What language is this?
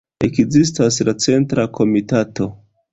Esperanto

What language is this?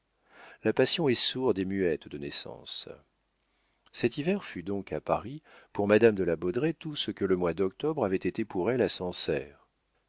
French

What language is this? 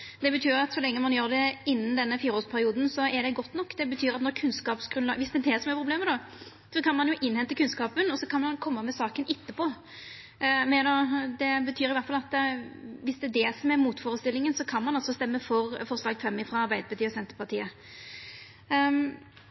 Norwegian Nynorsk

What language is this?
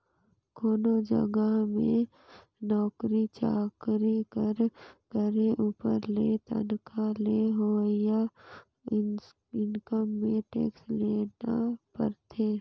Chhattisgarhi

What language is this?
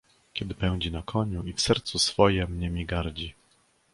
Polish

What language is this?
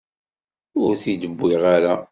Kabyle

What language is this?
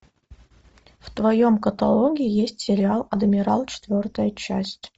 Russian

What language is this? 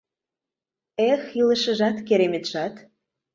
Mari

